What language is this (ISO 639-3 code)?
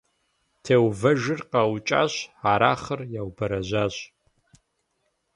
kbd